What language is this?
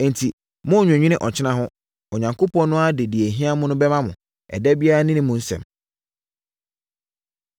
Akan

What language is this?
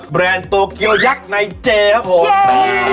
Thai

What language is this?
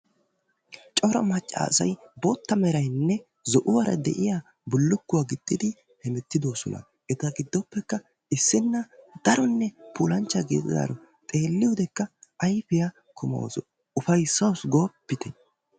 Wolaytta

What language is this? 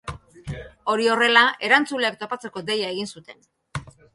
Basque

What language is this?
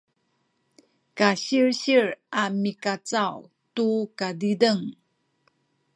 Sakizaya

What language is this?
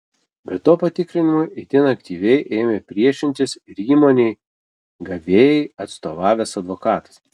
Lithuanian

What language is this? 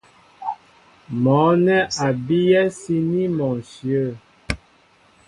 Mbo (Cameroon)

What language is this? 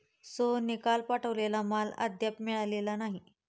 Marathi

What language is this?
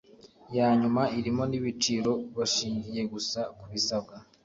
Kinyarwanda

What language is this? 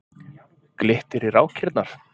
Icelandic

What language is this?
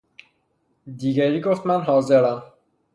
Persian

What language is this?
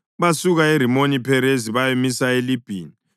North Ndebele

